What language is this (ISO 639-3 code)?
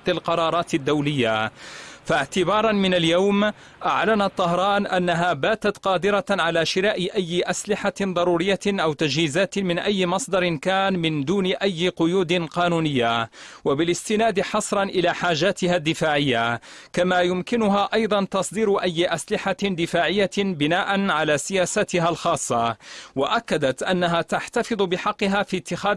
ara